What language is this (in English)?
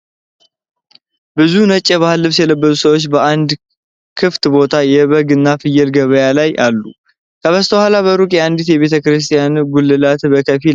Amharic